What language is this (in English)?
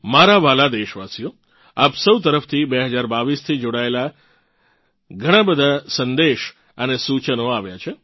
Gujarati